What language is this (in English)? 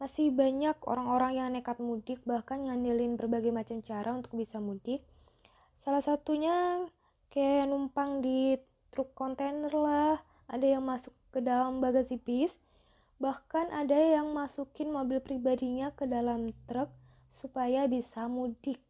Indonesian